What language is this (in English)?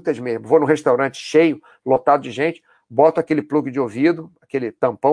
Portuguese